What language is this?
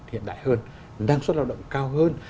Vietnamese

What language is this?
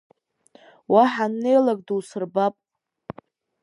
Abkhazian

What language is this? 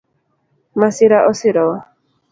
Luo (Kenya and Tanzania)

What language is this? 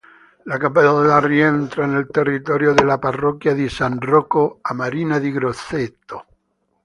Italian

